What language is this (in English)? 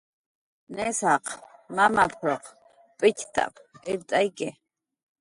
Jaqaru